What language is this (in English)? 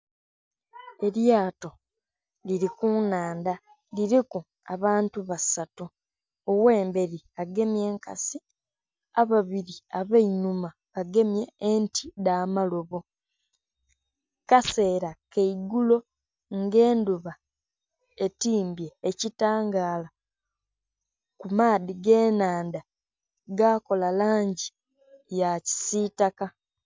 Soga